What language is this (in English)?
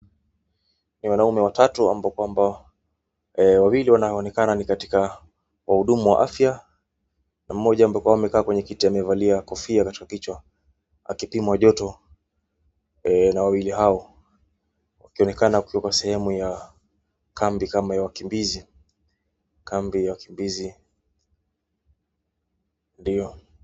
Swahili